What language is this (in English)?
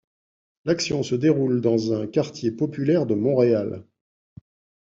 French